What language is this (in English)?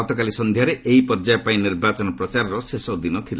Odia